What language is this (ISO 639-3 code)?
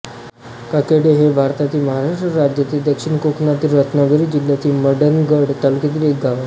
mar